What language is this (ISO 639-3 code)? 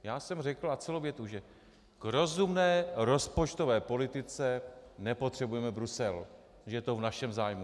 ces